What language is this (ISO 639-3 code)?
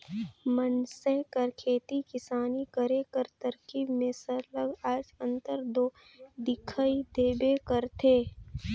hne